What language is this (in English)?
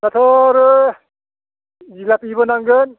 Bodo